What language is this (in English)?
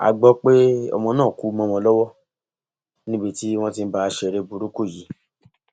Yoruba